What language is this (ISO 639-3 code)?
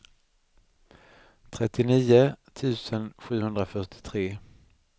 swe